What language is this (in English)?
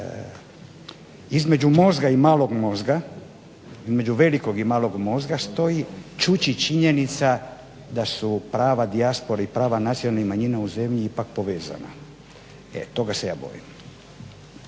Croatian